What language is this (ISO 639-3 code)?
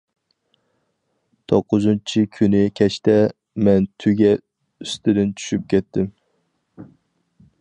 uig